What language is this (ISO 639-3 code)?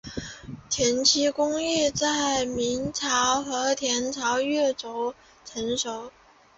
zho